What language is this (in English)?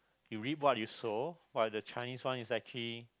English